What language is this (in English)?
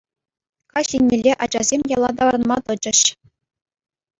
Chuvash